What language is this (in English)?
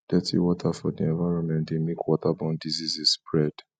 Nigerian Pidgin